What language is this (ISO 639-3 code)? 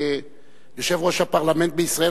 heb